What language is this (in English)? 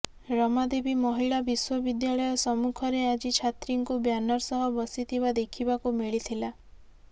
Odia